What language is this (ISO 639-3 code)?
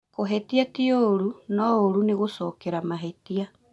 kik